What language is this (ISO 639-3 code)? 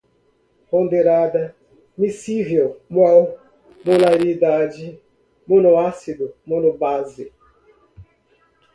por